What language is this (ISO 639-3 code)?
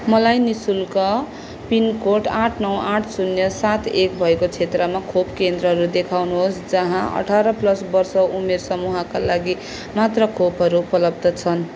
nep